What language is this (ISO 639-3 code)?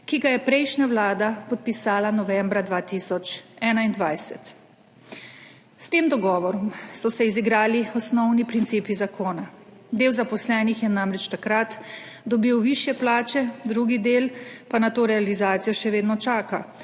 slv